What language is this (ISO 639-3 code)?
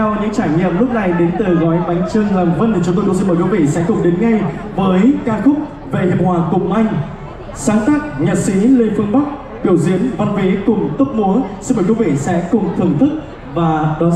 vie